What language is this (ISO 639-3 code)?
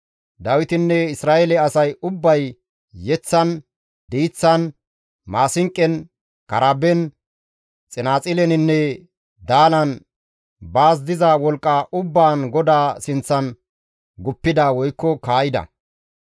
gmv